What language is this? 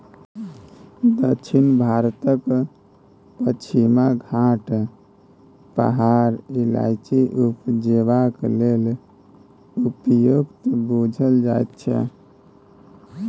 Maithili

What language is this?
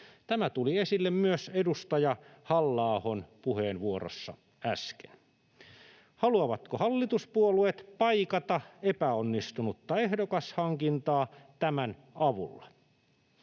Finnish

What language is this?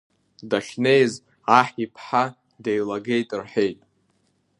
Abkhazian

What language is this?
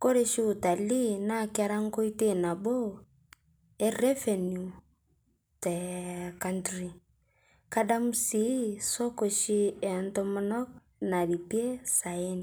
Masai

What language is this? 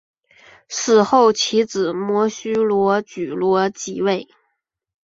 Chinese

